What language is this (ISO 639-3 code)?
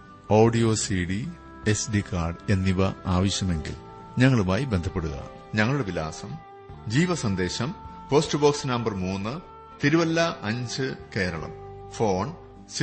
mal